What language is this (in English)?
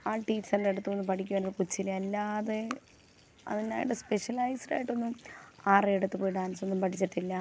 Malayalam